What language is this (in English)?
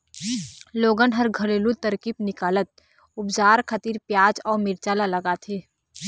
Chhattisgarhi